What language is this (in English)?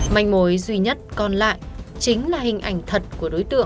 Vietnamese